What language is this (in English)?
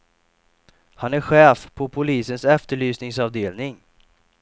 Swedish